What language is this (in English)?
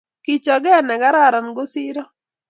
Kalenjin